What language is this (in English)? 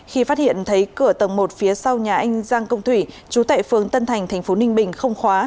Vietnamese